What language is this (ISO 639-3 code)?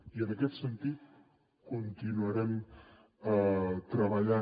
cat